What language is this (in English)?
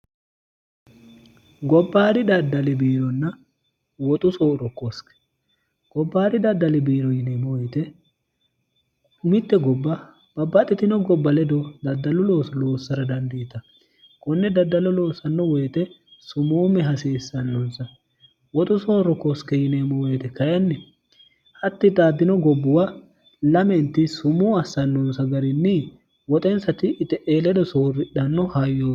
Sidamo